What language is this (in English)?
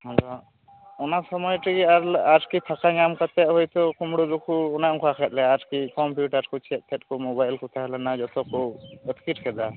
Santali